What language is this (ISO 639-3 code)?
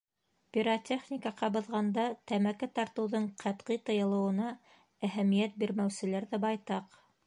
bak